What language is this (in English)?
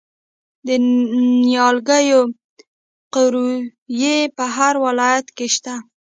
Pashto